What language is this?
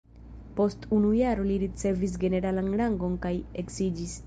Esperanto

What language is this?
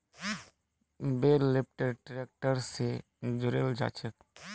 Magahi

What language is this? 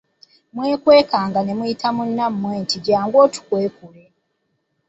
Ganda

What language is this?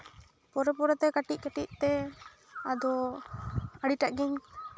Santali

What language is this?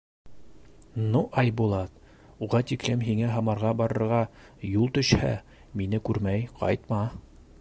Bashkir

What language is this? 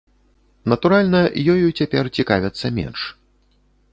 Belarusian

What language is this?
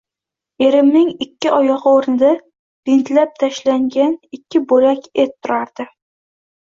Uzbek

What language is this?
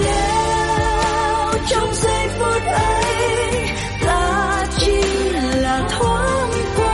Vietnamese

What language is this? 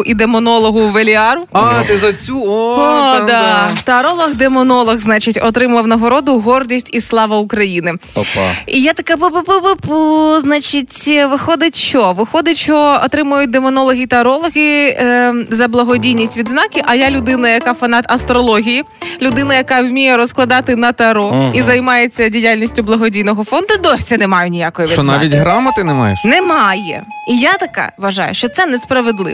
Ukrainian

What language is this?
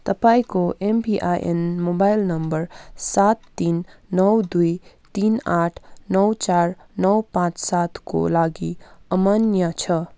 Nepali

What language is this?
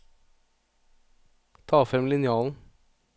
Norwegian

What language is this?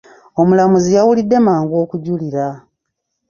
Ganda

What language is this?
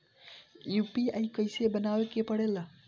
Bhojpuri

